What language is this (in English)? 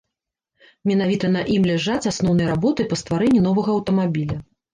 Belarusian